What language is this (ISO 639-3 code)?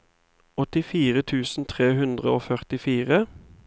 nor